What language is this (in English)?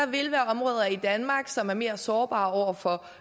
Danish